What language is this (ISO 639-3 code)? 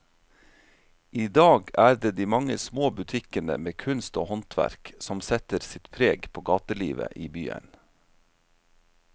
nor